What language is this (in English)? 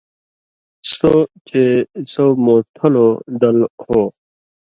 Indus Kohistani